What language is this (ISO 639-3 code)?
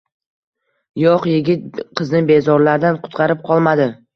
uzb